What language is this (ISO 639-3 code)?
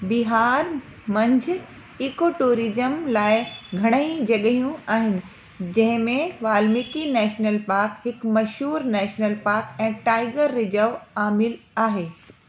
snd